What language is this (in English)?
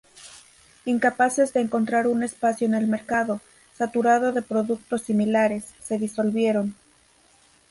Spanish